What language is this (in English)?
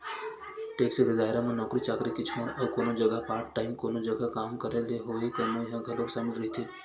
Chhattisgarhi